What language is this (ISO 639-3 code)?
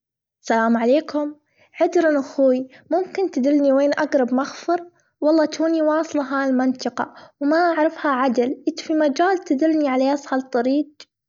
afb